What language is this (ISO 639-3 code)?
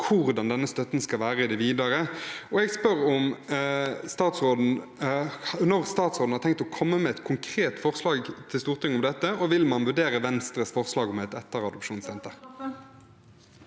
nor